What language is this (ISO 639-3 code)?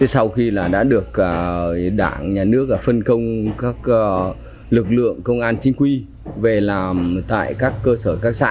vie